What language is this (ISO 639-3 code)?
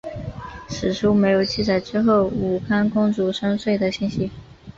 zho